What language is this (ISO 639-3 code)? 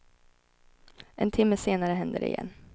swe